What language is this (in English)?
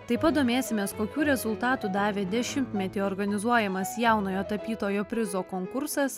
Lithuanian